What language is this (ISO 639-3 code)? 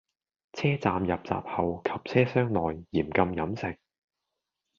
yue